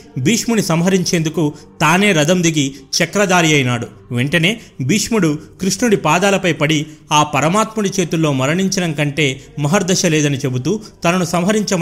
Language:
Telugu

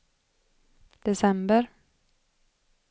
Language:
Swedish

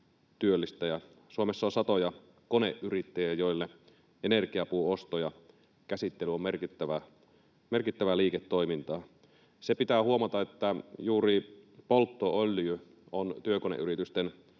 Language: Finnish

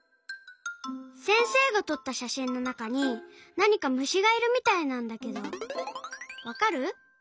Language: Japanese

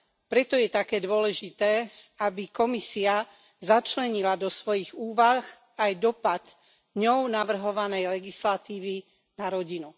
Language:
Slovak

